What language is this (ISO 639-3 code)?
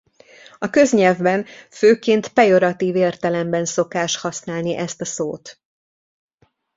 hun